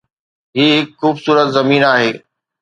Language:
Sindhi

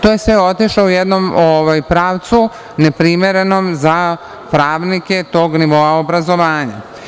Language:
Serbian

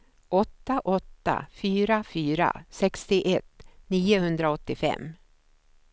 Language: Swedish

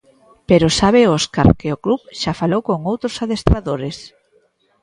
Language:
Galician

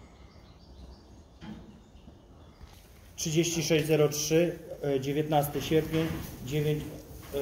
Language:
Polish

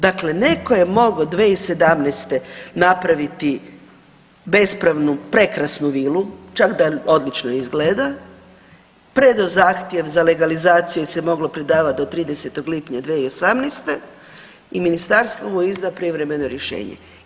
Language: Croatian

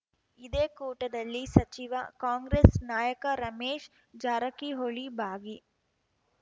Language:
Kannada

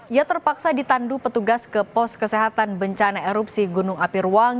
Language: Indonesian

